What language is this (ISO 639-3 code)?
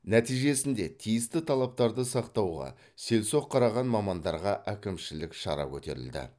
kaz